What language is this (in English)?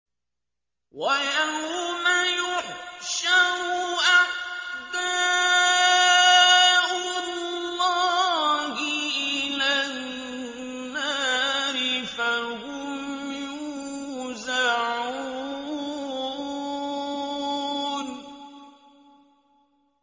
Arabic